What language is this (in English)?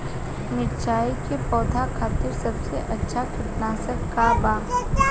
Bhojpuri